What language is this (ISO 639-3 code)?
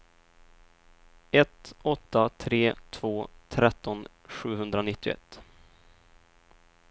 swe